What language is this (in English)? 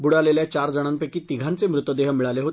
Marathi